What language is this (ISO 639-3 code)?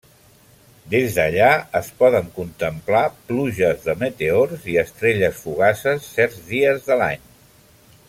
cat